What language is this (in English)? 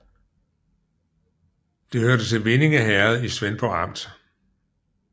Danish